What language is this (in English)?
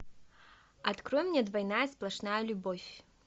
Russian